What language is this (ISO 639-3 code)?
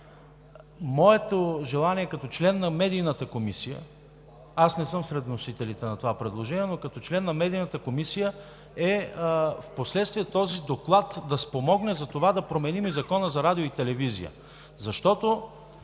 bul